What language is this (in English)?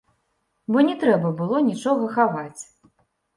Belarusian